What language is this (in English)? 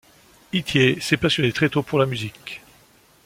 French